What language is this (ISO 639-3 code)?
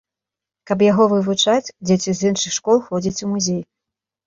bel